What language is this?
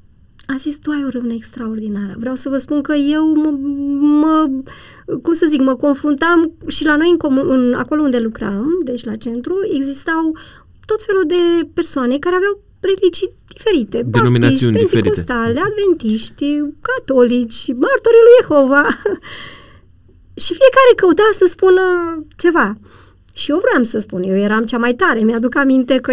Romanian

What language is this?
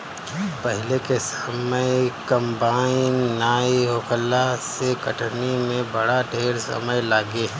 Bhojpuri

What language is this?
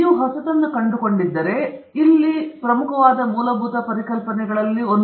Kannada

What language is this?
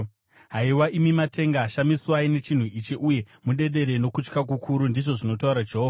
Shona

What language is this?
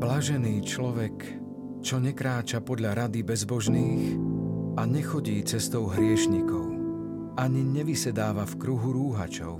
Slovak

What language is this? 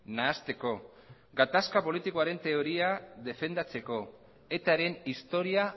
Basque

